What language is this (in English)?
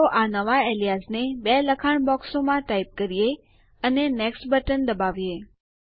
Gujarati